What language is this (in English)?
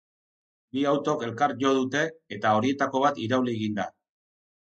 Basque